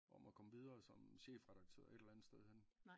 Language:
Danish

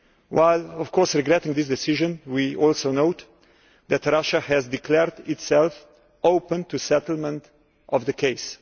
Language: English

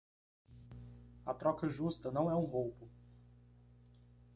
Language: Portuguese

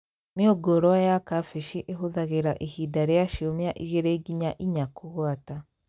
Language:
Kikuyu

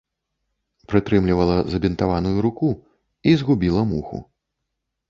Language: Belarusian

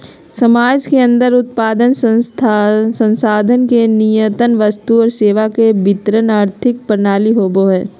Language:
Magahi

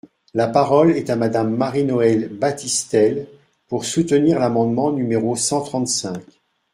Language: French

